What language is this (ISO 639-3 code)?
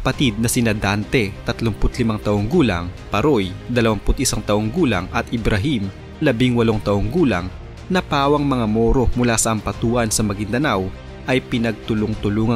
fil